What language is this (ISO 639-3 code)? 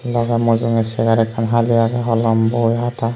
ccp